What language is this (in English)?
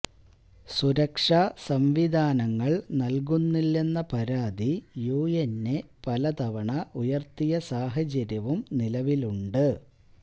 Malayalam